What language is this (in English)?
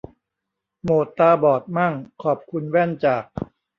Thai